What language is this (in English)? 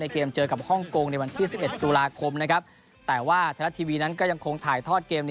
Thai